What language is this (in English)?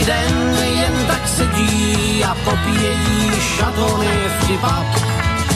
Slovak